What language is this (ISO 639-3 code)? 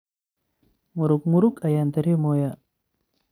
som